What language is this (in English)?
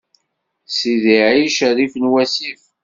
Kabyle